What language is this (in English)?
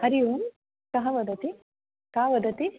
Sanskrit